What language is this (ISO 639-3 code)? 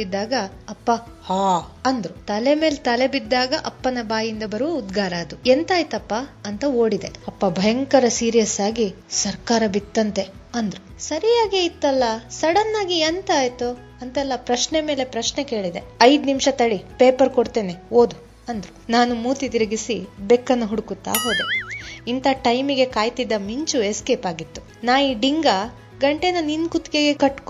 kan